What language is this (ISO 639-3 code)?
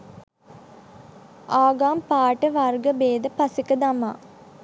sin